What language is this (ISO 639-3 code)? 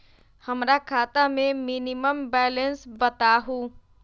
mag